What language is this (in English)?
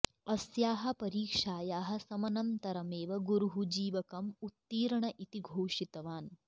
Sanskrit